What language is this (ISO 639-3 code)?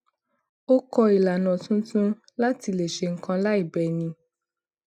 yor